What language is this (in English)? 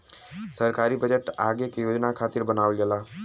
Bhojpuri